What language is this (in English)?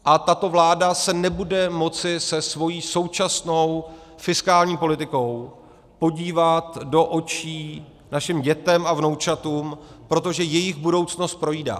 Czech